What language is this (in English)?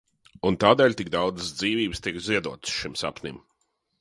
Latvian